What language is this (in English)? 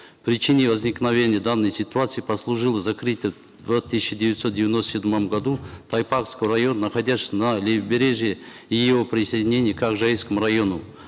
Kazakh